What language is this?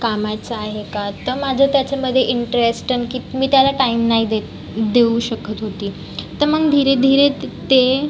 Marathi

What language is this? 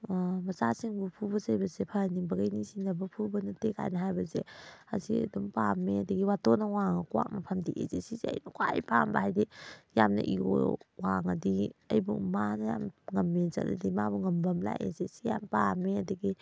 Manipuri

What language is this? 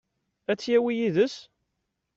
Kabyle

